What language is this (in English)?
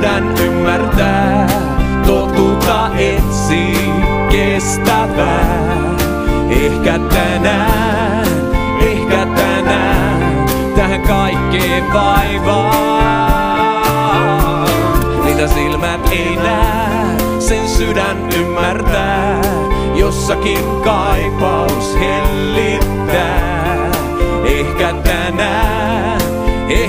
Finnish